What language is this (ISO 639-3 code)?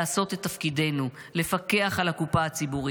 heb